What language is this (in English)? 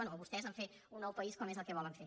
Catalan